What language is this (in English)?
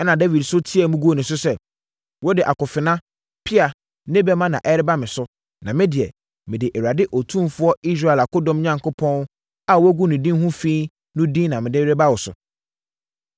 Akan